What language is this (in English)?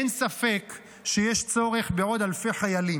Hebrew